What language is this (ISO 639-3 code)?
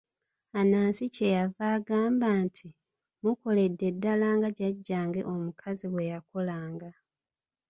lug